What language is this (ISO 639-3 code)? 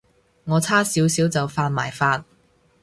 yue